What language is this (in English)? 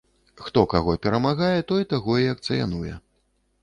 Belarusian